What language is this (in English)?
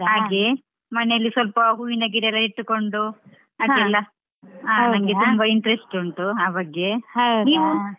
Kannada